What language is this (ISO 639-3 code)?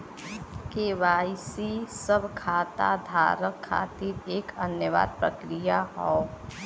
bho